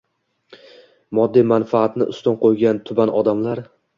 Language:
Uzbek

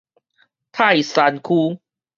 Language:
Min Nan Chinese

